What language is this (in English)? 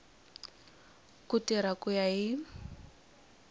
Tsonga